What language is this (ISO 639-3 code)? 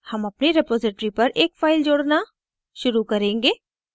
hin